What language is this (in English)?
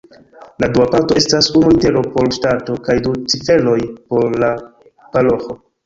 Esperanto